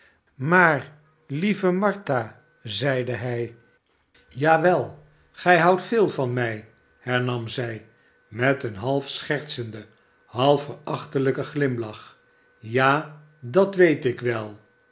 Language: Dutch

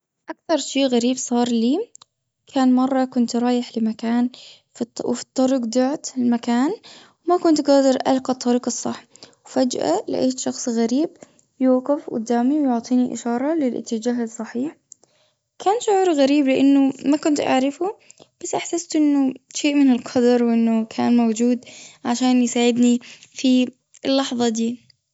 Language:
Gulf Arabic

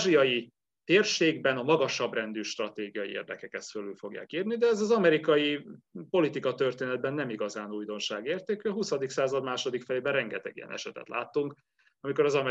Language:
Hungarian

